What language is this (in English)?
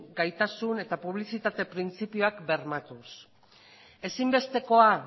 Basque